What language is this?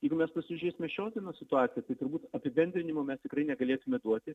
Lithuanian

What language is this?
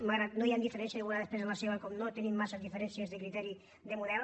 Catalan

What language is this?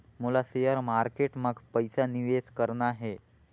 Chhattisgarhi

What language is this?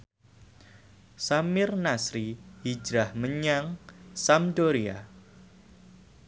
Javanese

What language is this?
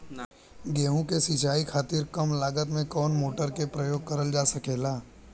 Bhojpuri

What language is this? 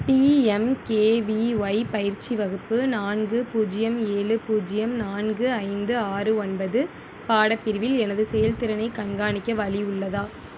Tamil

